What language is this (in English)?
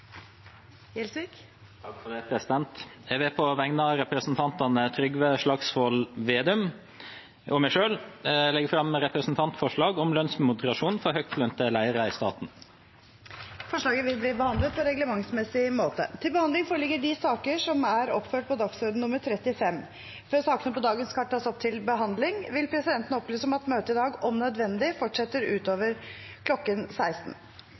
Norwegian